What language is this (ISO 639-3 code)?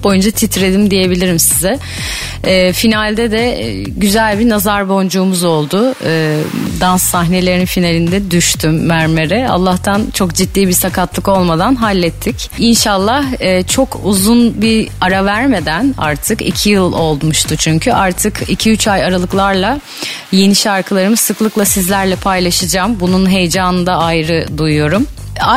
tur